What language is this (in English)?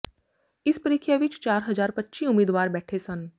Punjabi